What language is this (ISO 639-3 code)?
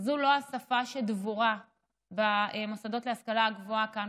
heb